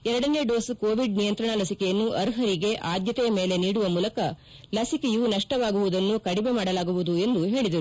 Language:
Kannada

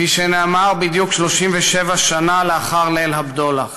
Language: Hebrew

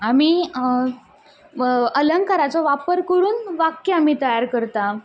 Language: Konkani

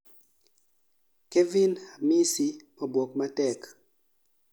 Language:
Luo (Kenya and Tanzania)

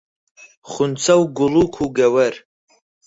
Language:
Central Kurdish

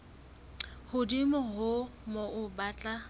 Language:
Southern Sotho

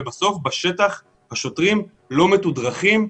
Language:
Hebrew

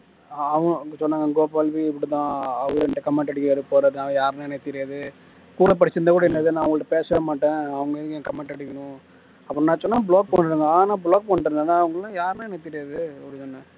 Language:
Tamil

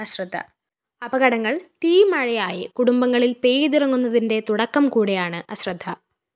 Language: Malayalam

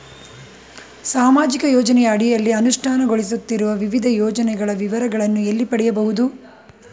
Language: Kannada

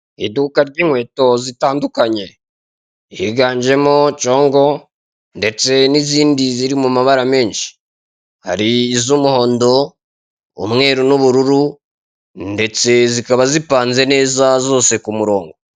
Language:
Kinyarwanda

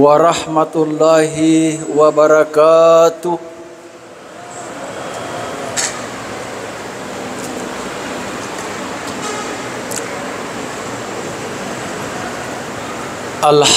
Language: Malay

